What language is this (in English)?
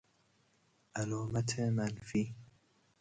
Persian